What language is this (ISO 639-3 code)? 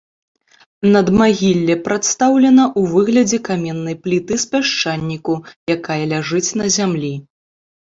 bel